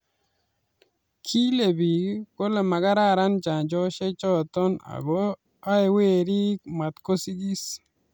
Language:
Kalenjin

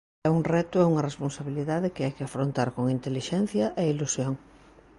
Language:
Galician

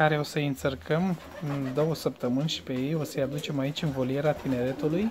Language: Romanian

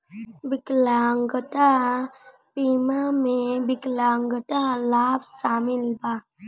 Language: Bhojpuri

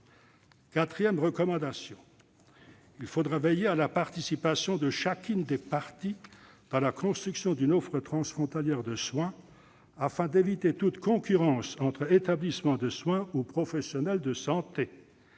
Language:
French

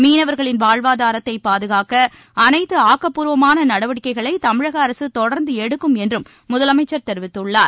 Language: Tamil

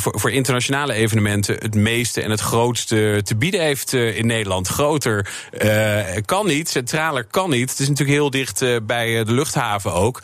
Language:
Dutch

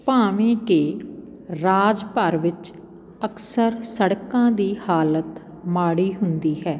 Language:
Punjabi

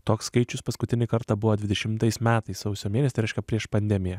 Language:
Lithuanian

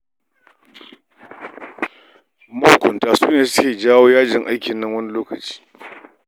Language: Hausa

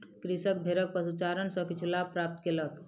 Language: Maithili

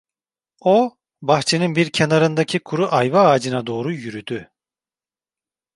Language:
Turkish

